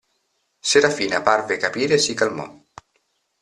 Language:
Italian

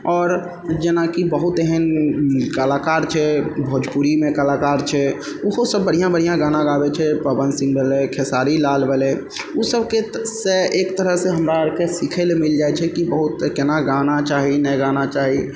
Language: Maithili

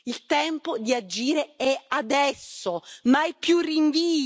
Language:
Italian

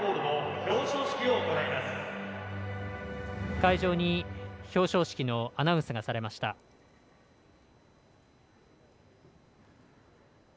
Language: Japanese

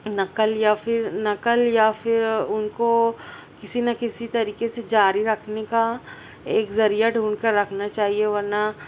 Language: Urdu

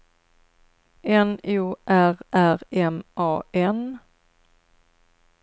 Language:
Swedish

